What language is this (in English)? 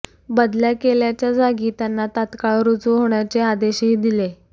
Marathi